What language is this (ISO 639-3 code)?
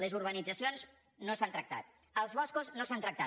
cat